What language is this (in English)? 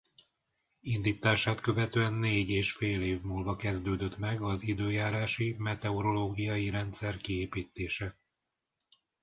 Hungarian